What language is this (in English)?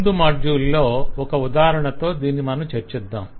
Telugu